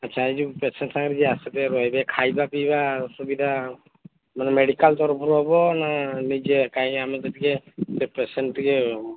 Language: Odia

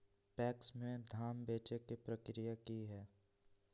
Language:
Magahi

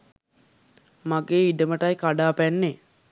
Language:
Sinhala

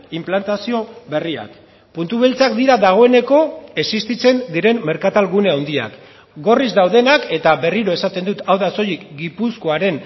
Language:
Basque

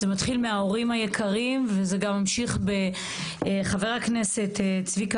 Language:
Hebrew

